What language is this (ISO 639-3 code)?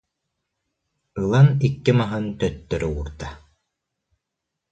sah